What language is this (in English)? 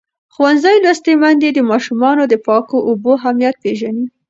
Pashto